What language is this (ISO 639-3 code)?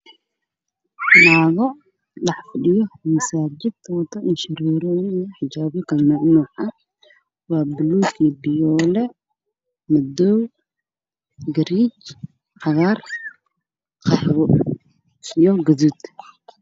som